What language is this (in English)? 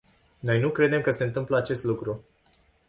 Romanian